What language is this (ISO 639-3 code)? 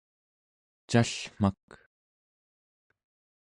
esu